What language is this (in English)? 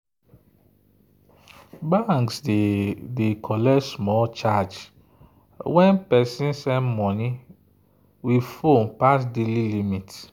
Nigerian Pidgin